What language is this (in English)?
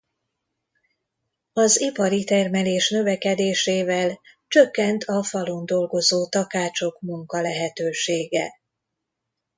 Hungarian